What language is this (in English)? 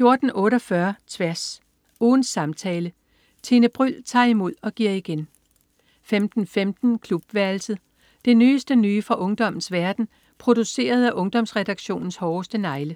Danish